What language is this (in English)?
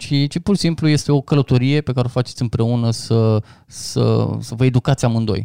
Romanian